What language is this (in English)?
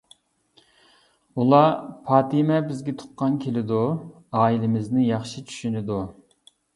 Uyghur